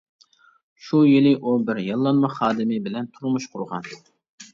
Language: Uyghur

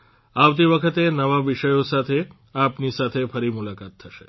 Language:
Gujarati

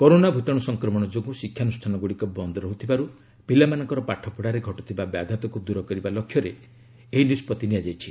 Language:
Odia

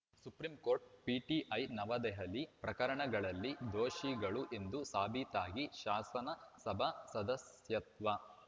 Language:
Kannada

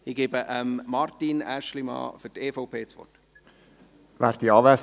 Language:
Swiss German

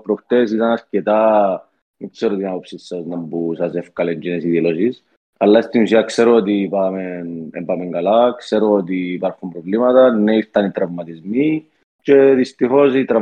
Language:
Greek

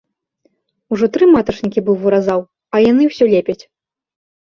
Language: Belarusian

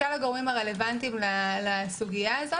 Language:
Hebrew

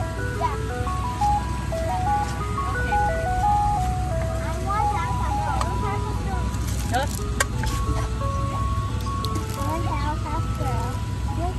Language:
Vietnamese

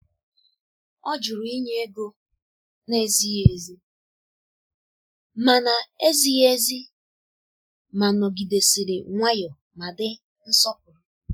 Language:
Igbo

